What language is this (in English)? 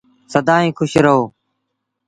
Sindhi Bhil